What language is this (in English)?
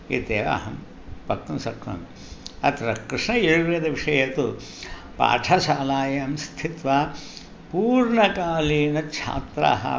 Sanskrit